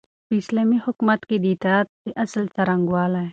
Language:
Pashto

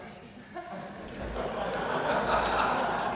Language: Danish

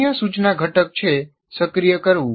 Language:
Gujarati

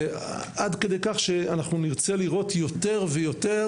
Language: Hebrew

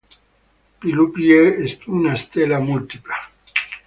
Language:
Italian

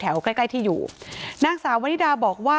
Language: Thai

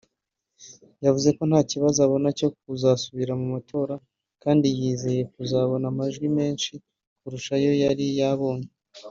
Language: Kinyarwanda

